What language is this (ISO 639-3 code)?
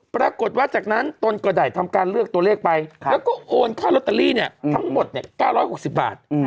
tha